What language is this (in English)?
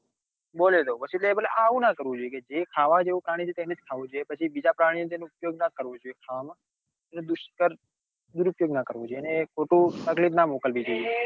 Gujarati